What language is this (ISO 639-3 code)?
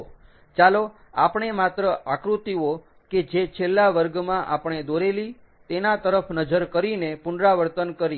guj